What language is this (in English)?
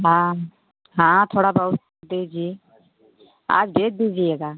Hindi